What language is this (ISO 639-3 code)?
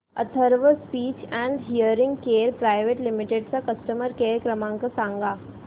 mar